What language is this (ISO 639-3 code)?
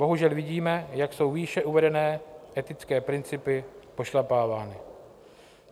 ces